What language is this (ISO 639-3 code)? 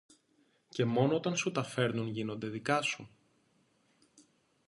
ell